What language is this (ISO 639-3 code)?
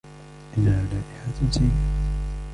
ara